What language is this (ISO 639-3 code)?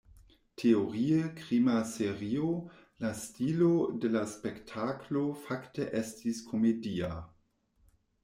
epo